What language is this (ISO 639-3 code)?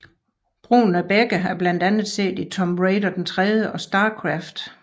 dan